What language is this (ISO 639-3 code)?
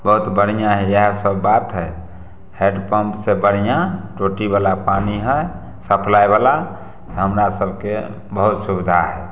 mai